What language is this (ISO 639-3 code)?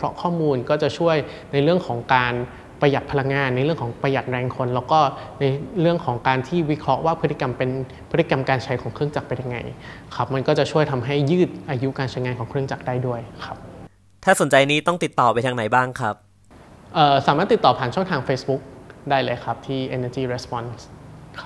tha